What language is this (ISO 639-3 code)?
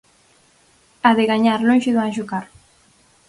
glg